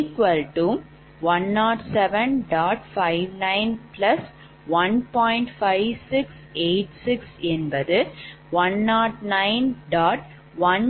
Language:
Tamil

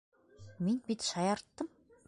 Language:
Bashkir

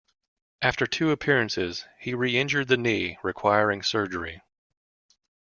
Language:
English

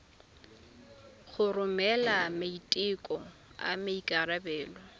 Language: Tswana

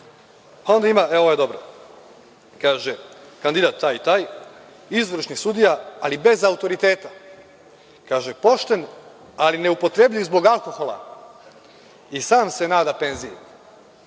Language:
Serbian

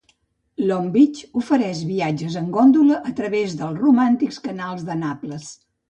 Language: Catalan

